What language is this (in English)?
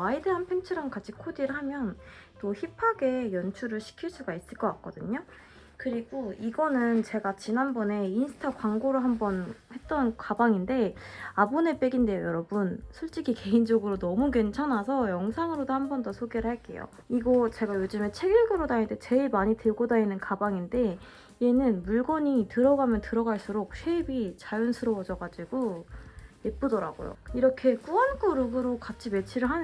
Korean